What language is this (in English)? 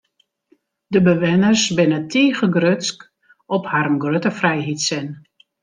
Western Frisian